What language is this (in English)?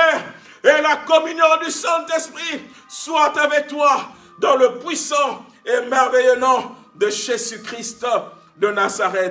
French